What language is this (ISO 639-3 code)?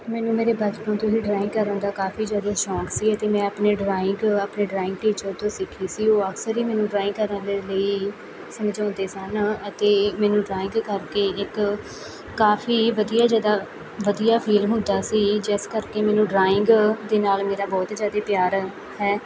pan